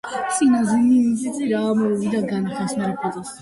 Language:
Georgian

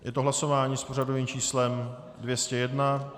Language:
Czech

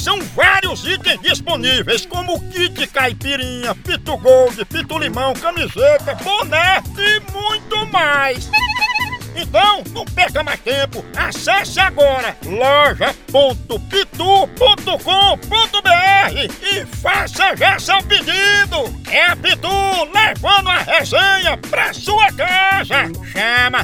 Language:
Portuguese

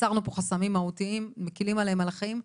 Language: Hebrew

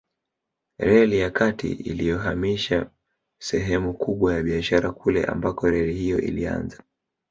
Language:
Swahili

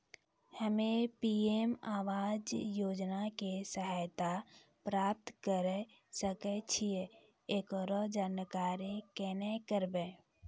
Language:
Maithili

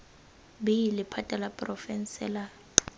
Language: Tswana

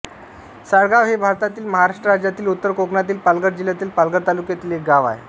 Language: Marathi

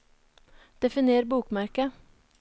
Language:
Norwegian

